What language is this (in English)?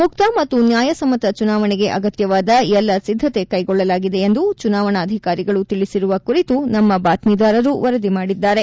Kannada